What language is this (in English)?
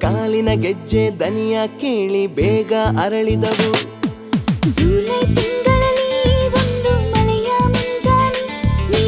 Indonesian